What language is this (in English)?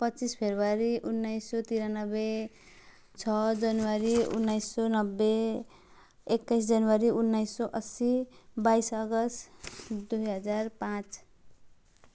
Nepali